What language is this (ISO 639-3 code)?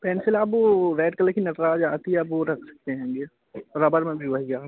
hin